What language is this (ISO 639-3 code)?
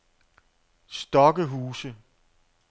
dan